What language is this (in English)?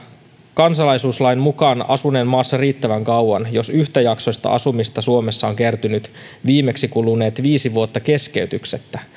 Finnish